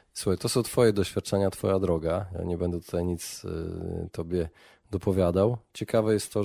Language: Polish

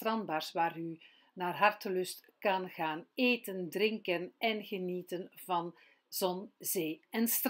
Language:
Dutch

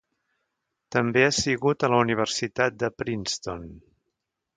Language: Catalan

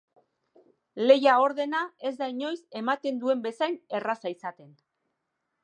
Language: Basque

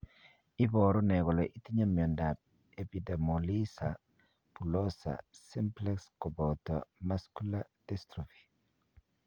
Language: Kalenjin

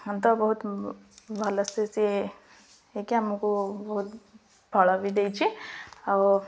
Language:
Odia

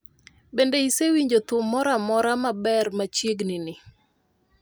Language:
Luo (Kenya and Tanzania)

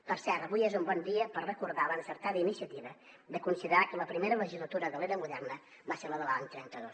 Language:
Catalan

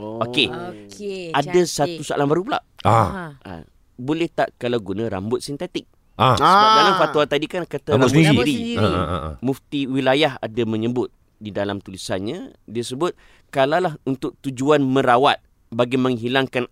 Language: Malay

